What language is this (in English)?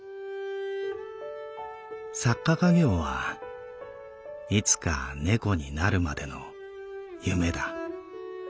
Japanese